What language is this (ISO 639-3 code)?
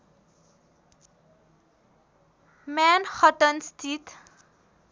nep